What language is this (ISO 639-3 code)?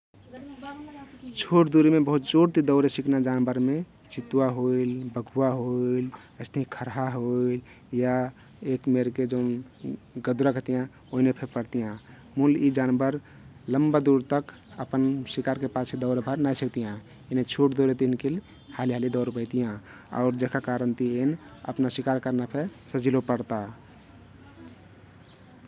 tkt